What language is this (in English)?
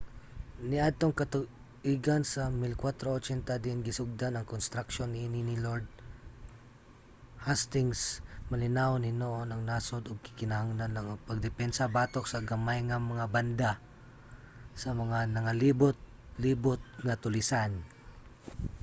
Cebuano